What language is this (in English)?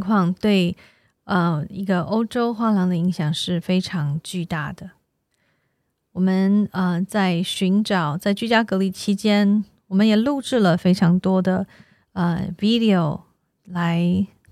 Chinese